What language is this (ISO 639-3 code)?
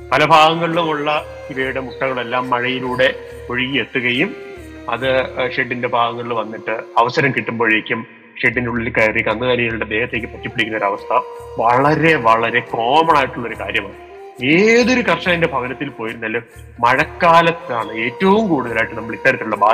mal